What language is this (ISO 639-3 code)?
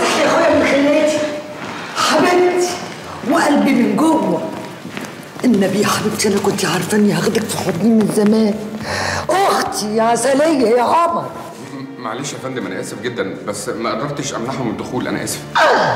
ara